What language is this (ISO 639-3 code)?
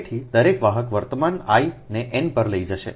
guj